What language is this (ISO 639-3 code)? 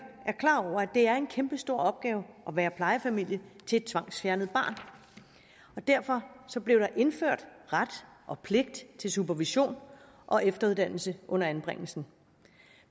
dan